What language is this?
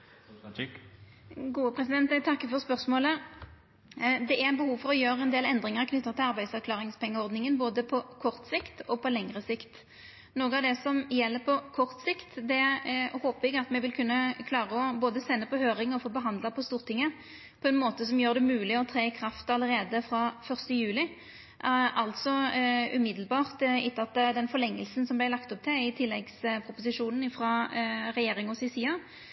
Norwegian Nynorsk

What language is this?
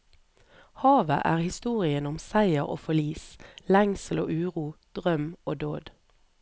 Norwegian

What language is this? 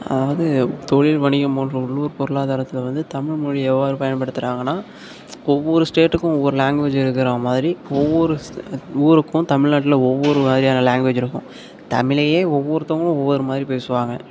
Tamil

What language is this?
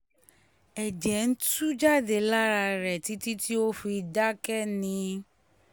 Yoruba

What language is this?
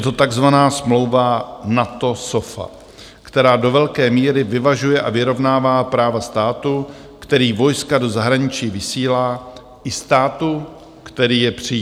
Czech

